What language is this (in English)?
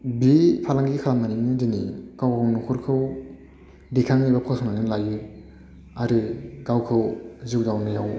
Bodo